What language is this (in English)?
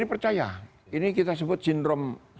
Indonesian